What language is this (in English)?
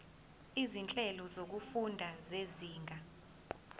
Zulu